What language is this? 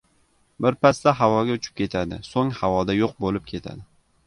Uzbek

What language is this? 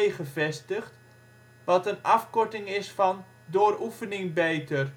Dutch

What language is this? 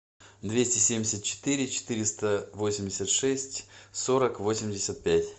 Russian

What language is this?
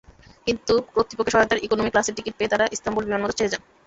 Bangla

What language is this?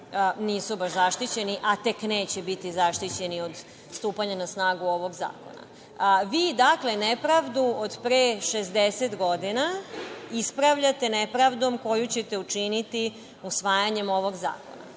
Serbian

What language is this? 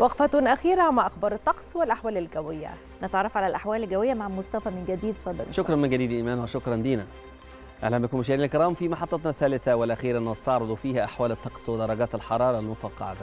Arabic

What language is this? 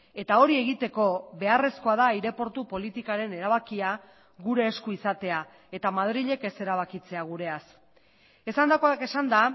Basque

